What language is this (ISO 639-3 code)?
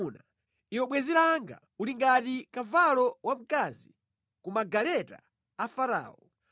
nya